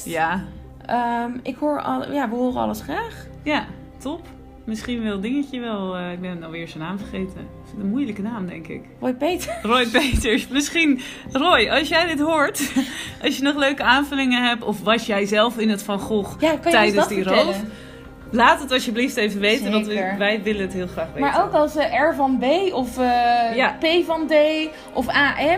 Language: Dutch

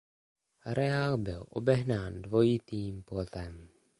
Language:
Czech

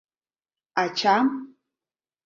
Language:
Mari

